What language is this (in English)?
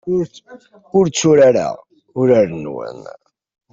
Kabyle